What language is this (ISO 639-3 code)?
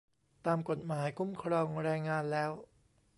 tha